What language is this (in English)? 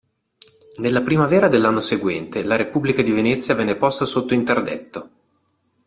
Italian